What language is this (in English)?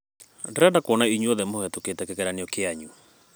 Kikuyu